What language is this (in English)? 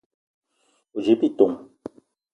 Eton (Cameroon)